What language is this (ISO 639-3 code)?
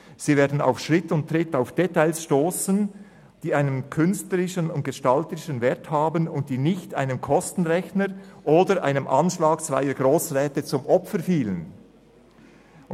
gsw